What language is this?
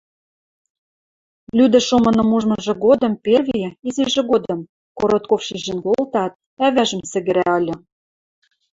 Western Mari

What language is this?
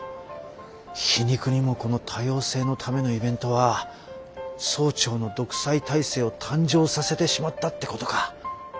Japanese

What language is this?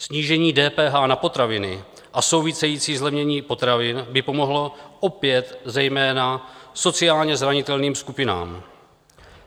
Czech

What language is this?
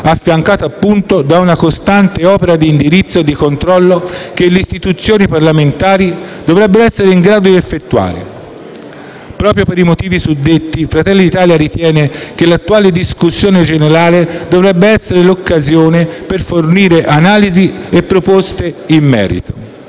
Italian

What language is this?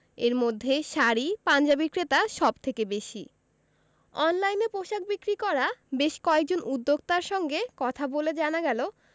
Bangla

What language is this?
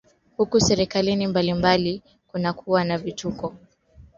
Swahili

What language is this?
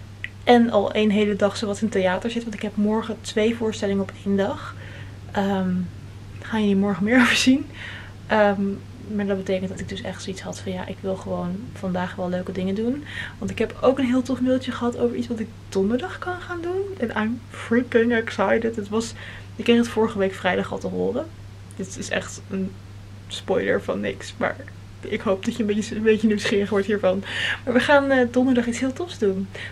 Dutch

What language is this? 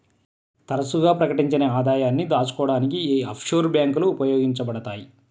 Telugu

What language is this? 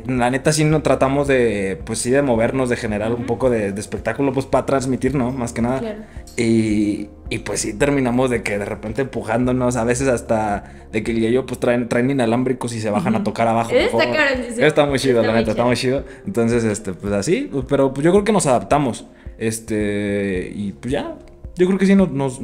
Spanish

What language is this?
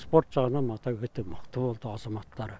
Kazakh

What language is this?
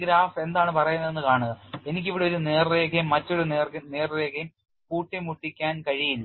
Malayalam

